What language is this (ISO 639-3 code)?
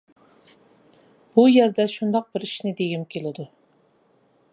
uig